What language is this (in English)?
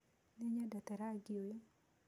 Kikuyu